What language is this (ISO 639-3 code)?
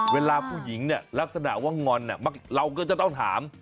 tha